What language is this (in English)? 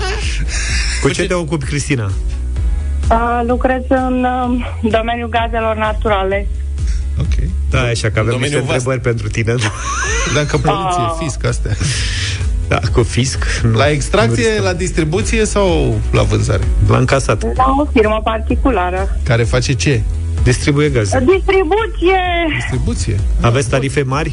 Romanian